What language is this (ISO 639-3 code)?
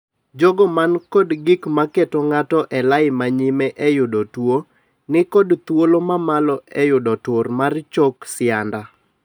luo